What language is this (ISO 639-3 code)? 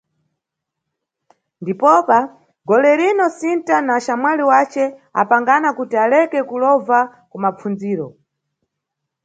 nyu